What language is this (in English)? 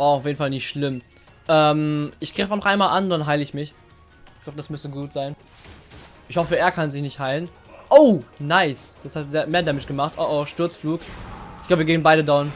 German